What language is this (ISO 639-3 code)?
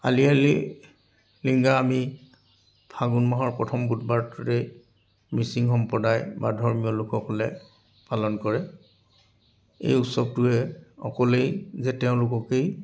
asm